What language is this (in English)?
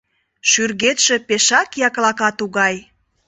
Mari